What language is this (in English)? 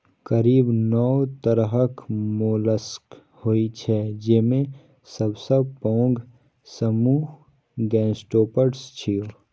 Maithili